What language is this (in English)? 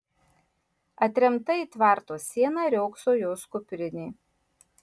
Lithuanian